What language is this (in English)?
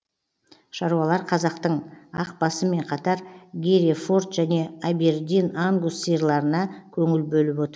Kazakh